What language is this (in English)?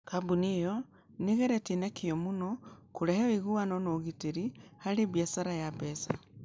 Kikuyu